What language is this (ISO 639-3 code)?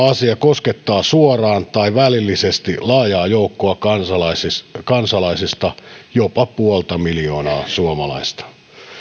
fin